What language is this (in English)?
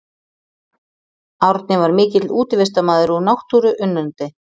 Icelandic